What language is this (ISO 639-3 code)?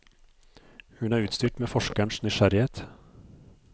nor